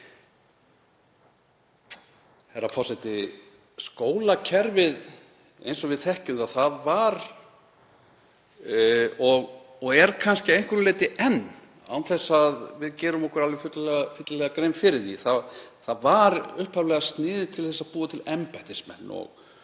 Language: Icelandic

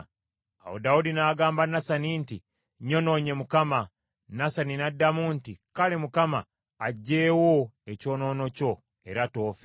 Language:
Ganda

